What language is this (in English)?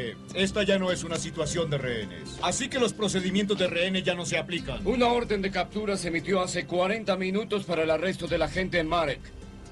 Spanish